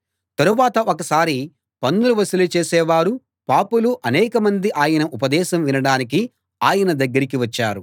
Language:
Telugu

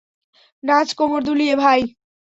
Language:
Bangla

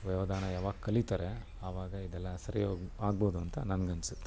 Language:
Kannada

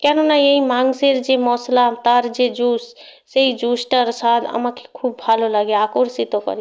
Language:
Bangla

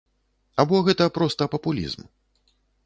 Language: Belarusian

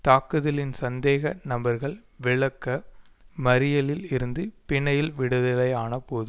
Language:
Tamil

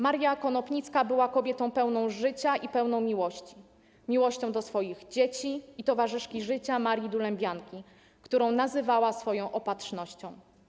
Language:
Polish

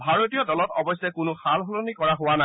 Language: Assamese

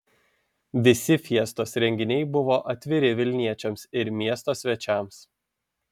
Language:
Lithuanian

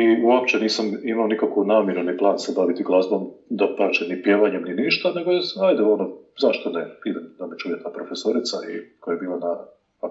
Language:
Croatian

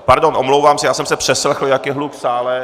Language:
Czech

